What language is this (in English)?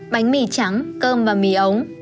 Vietnamese